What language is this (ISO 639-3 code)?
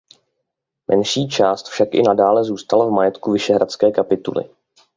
ces